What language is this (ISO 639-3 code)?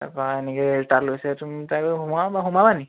asm